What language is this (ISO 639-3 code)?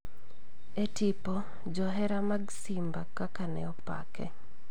luo